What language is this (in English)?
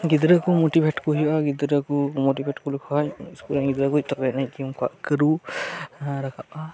Santali